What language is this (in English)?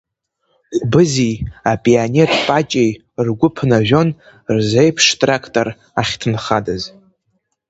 Abkhazian